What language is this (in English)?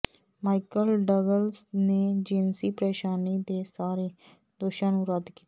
Punjabi